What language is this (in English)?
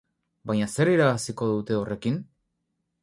Basque